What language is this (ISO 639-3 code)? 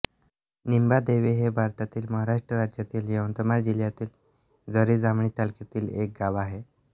mar